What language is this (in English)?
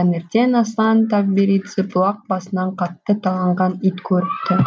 Kazakh